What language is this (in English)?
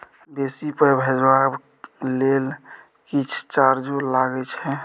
Maithili